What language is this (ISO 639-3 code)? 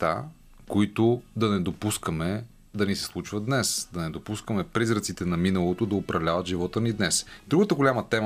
bul